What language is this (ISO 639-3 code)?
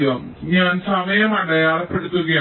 mal